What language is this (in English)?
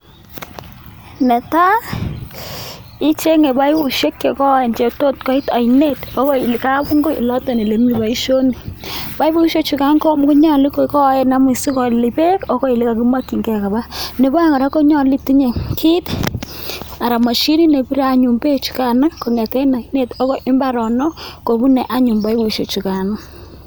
Kalenjin